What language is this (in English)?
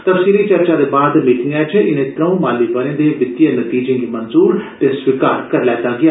Dogri